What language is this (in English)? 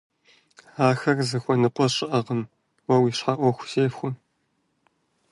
Kabardian